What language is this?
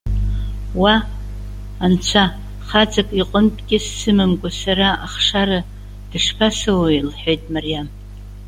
Abkhazian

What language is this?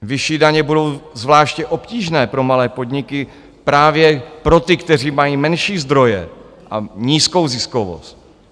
Czech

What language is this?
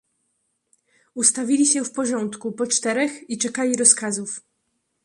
Polish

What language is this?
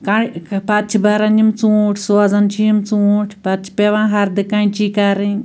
Kashmiri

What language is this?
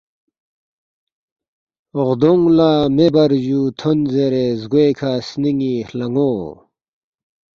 Balti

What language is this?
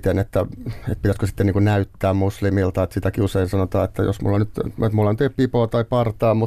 Finnish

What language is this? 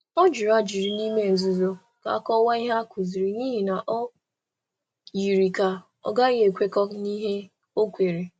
Igbo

